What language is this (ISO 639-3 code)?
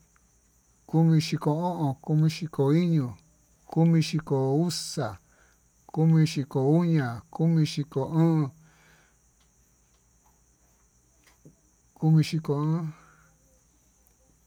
mtu